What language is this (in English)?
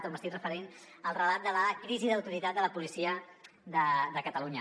Catalan